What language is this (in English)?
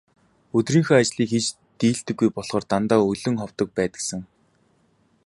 Mongolian